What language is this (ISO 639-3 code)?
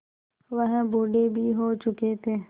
hin